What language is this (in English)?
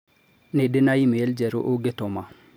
Kikuyu